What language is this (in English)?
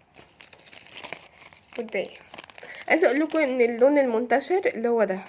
Arabic